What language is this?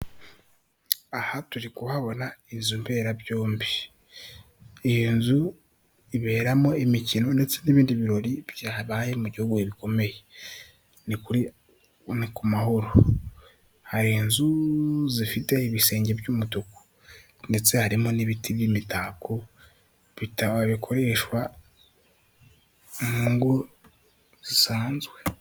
Kinyarwanda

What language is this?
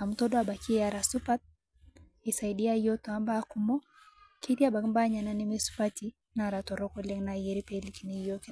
Masai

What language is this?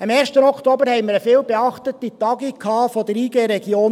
Swiss German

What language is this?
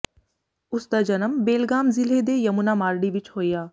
Punjabi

